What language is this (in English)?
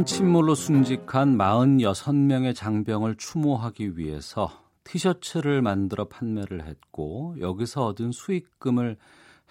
Korean